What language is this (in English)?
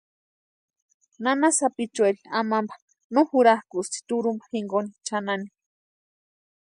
Western Highland Purepecha